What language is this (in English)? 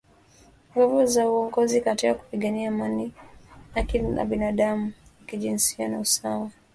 Swahili